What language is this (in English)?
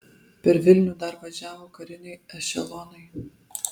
Lithuanian